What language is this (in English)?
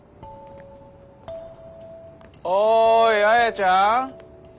Japanese